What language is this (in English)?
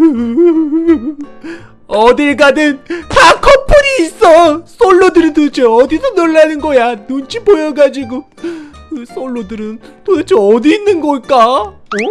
Korean